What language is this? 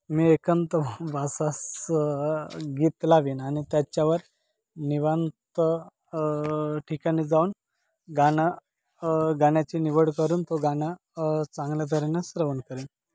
Marathi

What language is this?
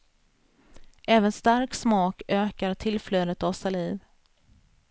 Swedish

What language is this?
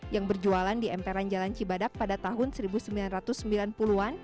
Indonesian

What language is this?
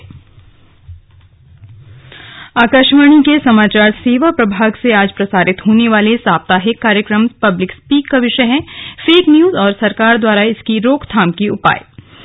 Hindi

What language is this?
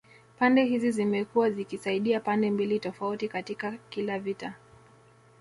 Swahili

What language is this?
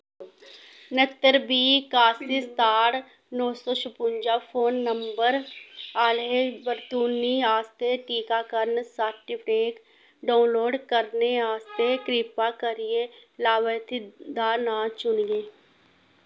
Dogri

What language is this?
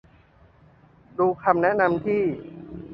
Thai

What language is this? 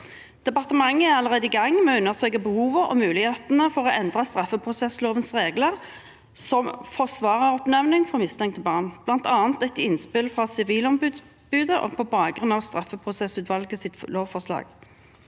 Norwegian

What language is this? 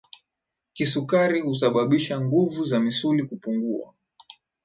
Swahili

